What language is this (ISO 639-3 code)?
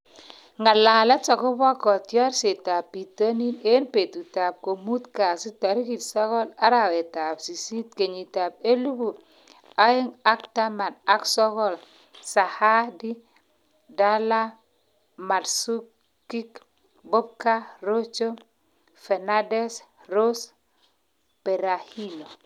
kln